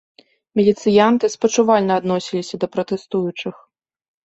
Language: Belarusian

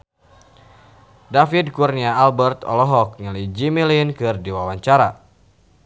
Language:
Sundanese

